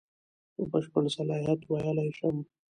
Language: Pashto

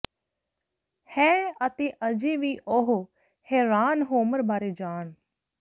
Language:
Punjabi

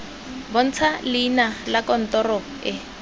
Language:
Tswana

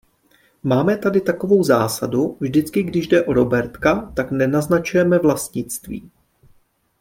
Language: Czech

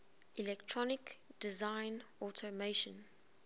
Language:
English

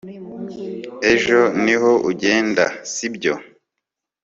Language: Kinyarwanda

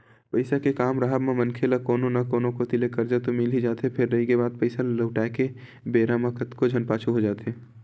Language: Chhattisgarhi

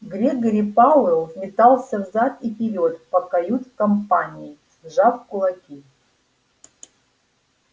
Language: Russian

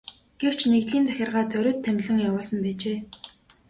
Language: Mongolian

